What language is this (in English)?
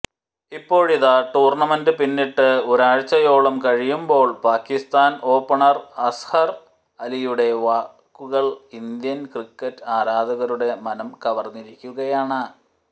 Malayalam